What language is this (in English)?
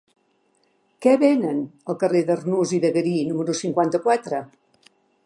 Catalan